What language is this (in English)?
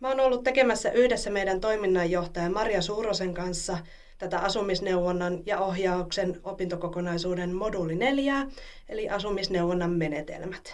Finnish